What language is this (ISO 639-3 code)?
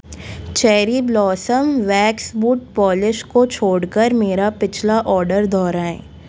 hin